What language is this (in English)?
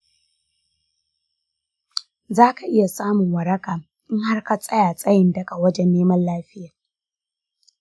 Hausa